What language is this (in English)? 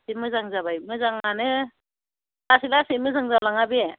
Bodo